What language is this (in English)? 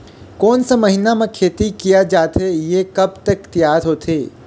Chhattisgarhi